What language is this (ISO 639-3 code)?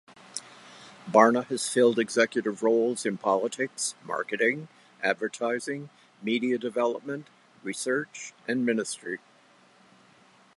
eng